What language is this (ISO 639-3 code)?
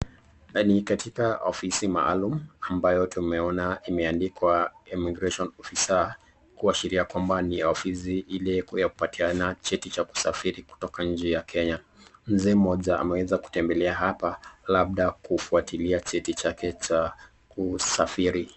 swa